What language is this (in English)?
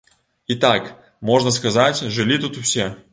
Belarusian